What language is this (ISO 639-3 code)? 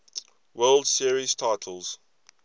eng